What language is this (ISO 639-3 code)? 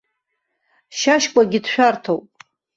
abk